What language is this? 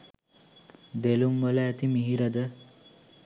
Sinhala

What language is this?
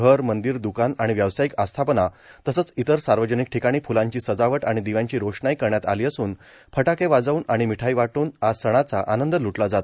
Marathi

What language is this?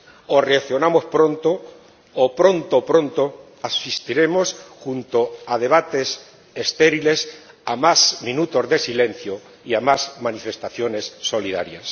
Spanish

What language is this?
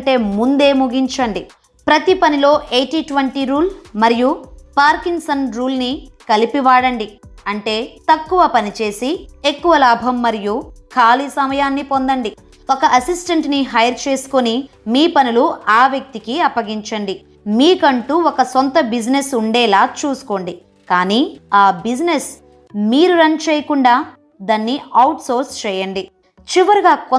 Telugu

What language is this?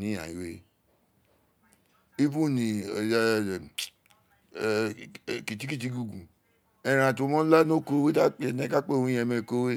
Isekiri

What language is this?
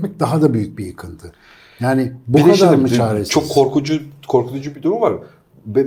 Turkish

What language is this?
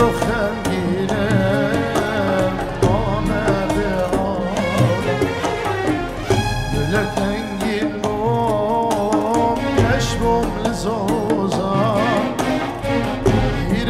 Arabic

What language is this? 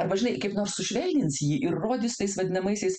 Lithuanian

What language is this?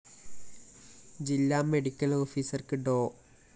Malayalam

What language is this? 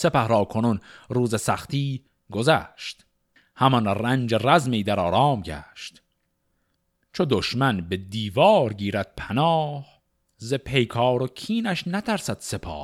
Persian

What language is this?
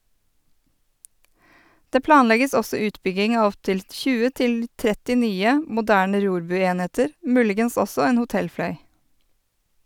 Norwegian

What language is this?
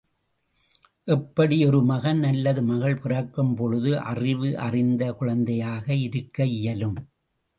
Tamil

